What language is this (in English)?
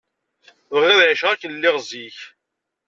Kabyle